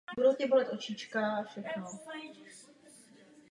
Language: Czech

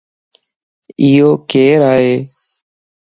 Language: Lasi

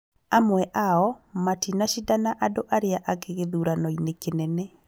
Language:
Kikuyu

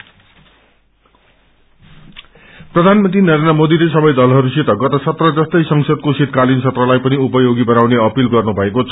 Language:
Nepali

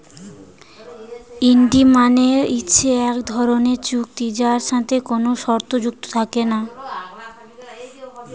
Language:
Bangla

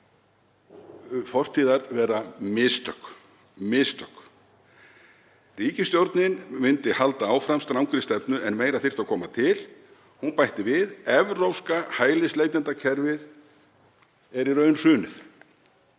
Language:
Icelandic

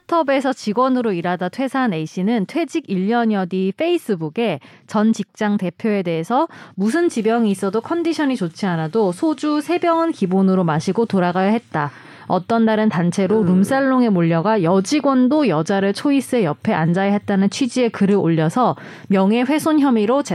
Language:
Korean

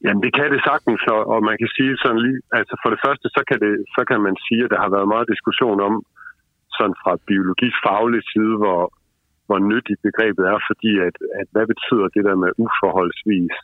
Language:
Danish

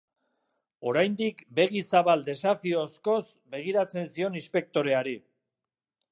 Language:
Basque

